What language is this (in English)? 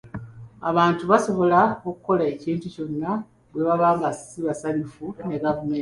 Ganda